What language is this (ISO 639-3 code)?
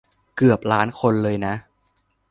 tha